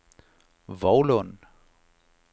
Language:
Danish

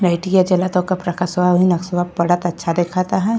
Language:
Bhojpuri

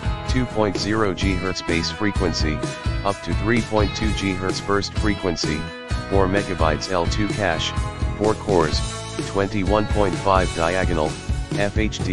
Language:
English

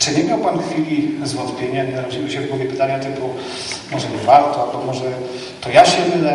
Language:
Polish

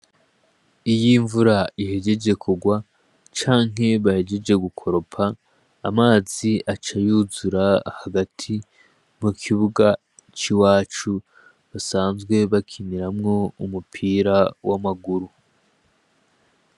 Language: Rundi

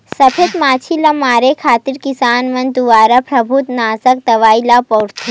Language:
Chhattisgarhi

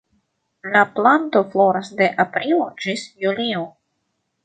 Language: Esperanto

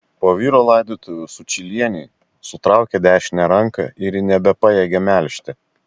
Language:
Lithuanian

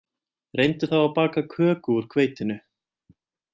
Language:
Icelandic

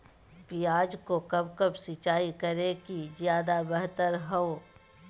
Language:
Magahi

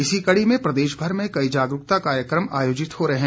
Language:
Hindi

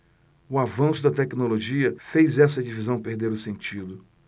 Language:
Portuguese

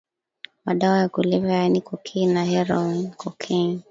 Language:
Swahili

